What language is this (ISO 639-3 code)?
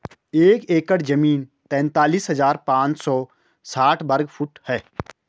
hin